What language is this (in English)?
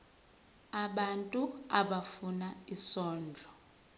Zulu